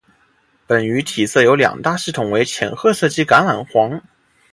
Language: Chinese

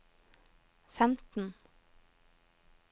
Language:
Norwegian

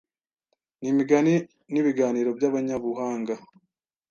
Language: Kinyarwanda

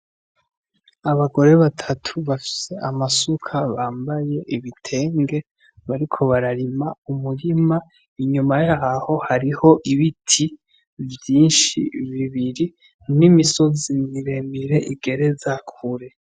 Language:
Rundi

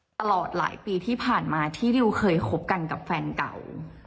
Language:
Thai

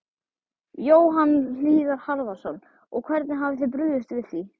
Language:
Icelandic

